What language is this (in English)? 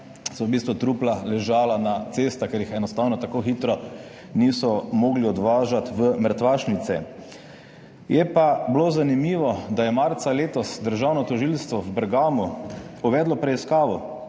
Slovenian